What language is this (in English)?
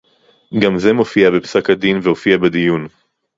Hebrew